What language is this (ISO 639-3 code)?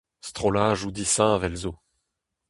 bre